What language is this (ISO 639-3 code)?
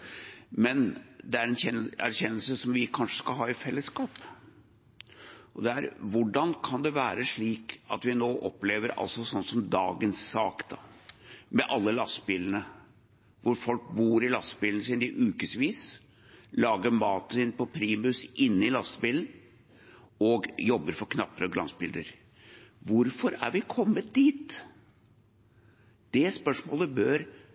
nob